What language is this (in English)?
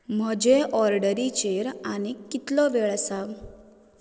Konkani